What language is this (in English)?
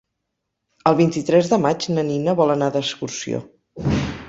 Catalan